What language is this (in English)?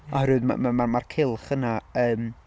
Welsh